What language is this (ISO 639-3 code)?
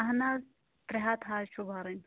kas